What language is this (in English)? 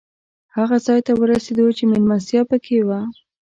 Pashto